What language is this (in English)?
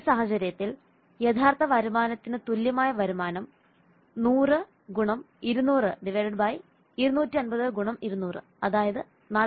Malayalam